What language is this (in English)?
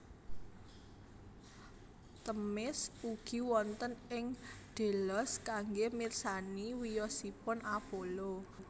Javanese